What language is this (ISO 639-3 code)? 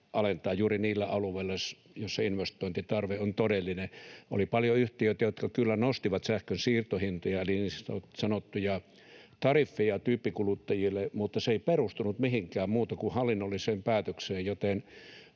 fin